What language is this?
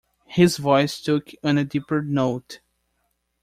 English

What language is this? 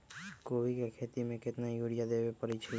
Magahi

